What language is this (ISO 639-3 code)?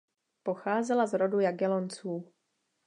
ces